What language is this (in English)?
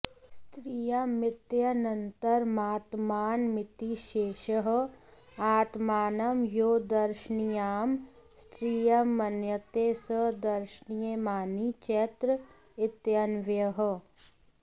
Sanskrit